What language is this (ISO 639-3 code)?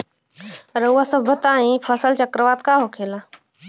bho